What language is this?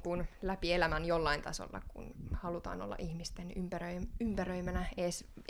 Finnish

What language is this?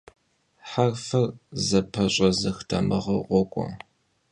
Kabardian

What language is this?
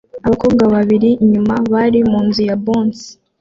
Kinyarwanda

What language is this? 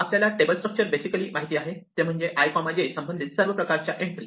Marathi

